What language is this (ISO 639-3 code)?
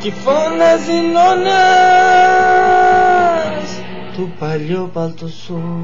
ell